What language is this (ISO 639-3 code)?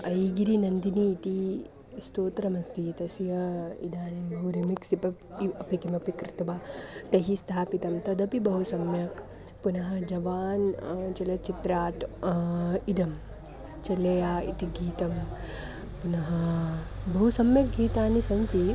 san